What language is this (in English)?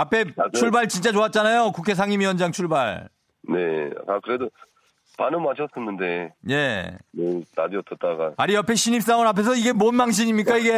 Korean